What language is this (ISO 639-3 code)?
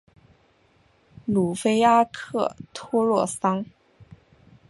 zho